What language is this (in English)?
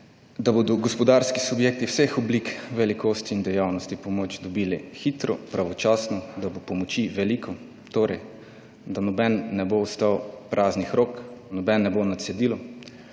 Slovenian